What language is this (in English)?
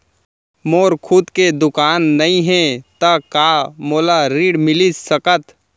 Chhattisgarhi